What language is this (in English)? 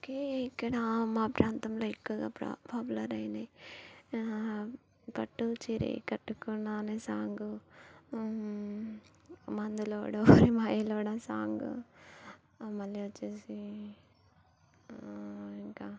Telugu